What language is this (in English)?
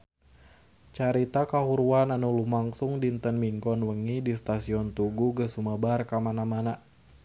Sundanese